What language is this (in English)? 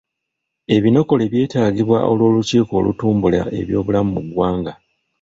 Ganda